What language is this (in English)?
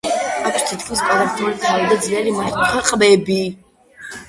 Georgian